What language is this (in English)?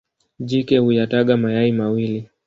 Swahili